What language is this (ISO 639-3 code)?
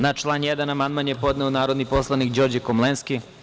srp